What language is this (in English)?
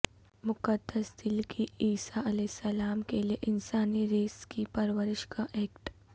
Urdu